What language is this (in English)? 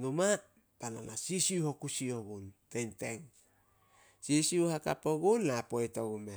Solos